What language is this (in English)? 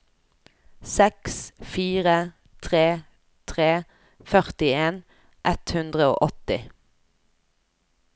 Norwegian